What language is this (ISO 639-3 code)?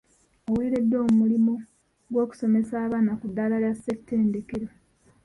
lug